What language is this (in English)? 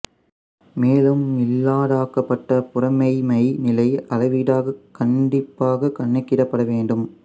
Tamil